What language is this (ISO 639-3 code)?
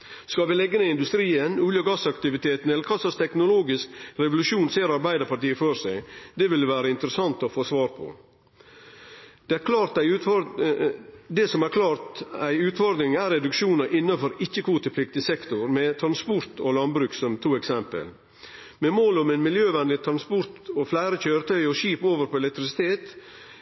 nno